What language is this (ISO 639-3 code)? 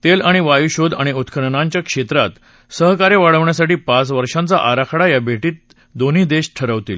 mar